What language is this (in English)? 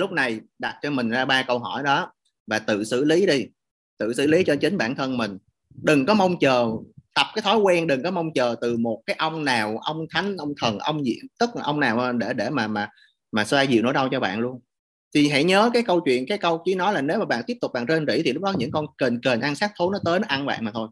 Vietnamese